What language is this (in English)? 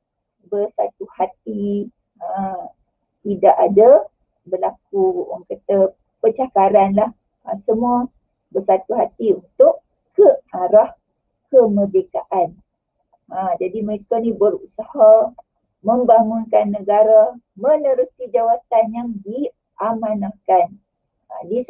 Malay